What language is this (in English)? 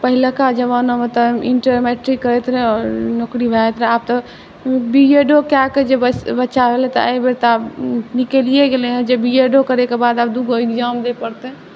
Maithili